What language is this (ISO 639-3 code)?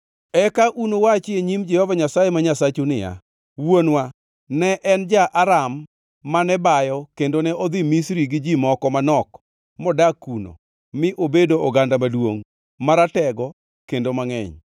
luo